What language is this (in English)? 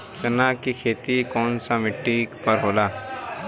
Bhojpuri